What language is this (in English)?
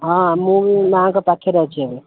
Odia